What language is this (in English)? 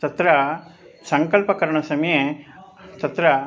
Sanskrit